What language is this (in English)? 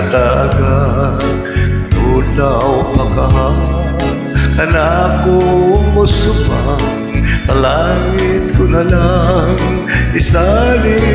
Filipino